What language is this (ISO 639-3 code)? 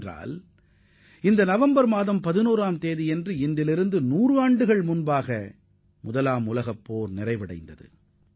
tam